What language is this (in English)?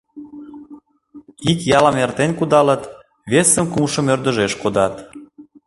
Mari